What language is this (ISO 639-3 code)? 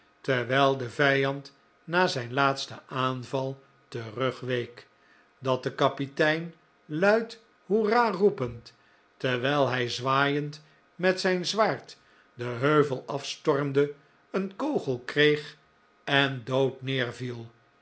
nld